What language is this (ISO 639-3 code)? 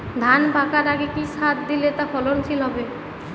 ben